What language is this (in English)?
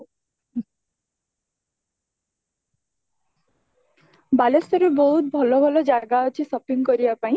Odia